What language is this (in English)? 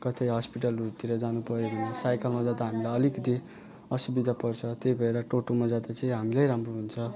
Nepali